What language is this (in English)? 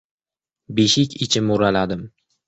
Uzbek